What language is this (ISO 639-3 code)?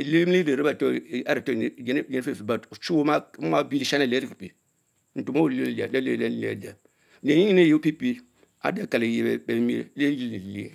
mfo